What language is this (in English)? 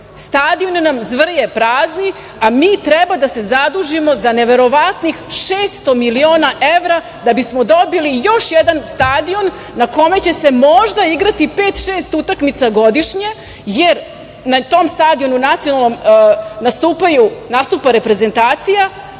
Serbian